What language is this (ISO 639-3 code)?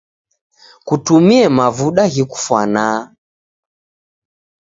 dav